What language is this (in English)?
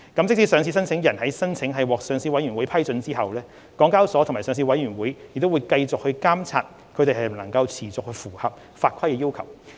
Cantonese